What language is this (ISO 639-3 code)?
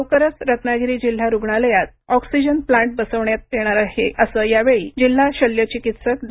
mar